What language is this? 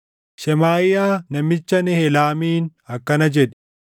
Oromo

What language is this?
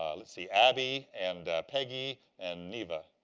English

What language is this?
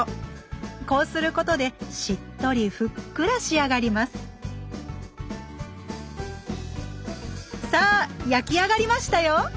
Japanese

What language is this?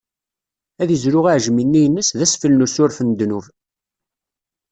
Kabyle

